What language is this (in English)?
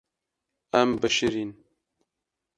Kurdish